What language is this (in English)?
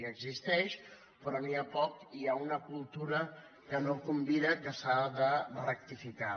Catalan